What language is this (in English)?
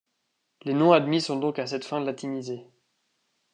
French